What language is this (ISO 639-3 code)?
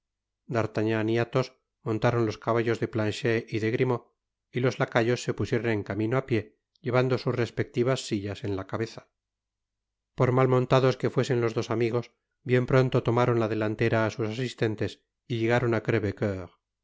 spa